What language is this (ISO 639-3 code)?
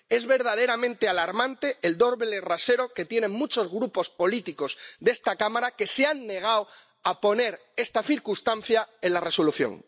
spa